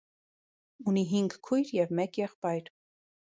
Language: Armenian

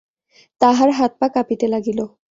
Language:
Bangla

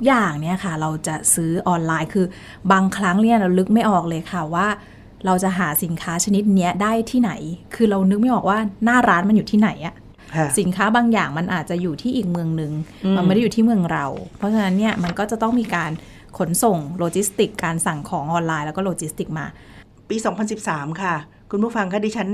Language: Thai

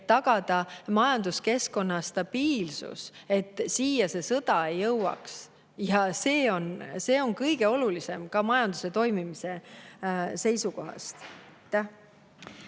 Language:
Estonian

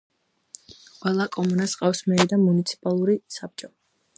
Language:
Georgian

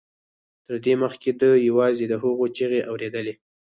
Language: Pashto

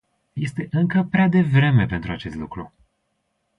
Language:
Romanian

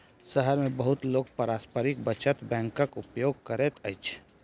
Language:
Maithili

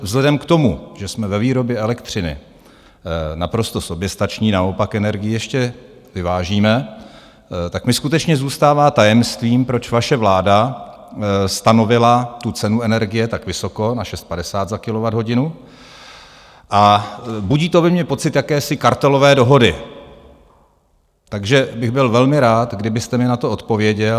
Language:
Czech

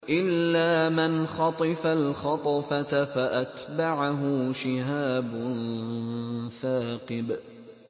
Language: Arabic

